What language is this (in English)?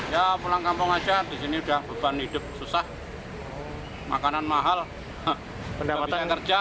Indonesian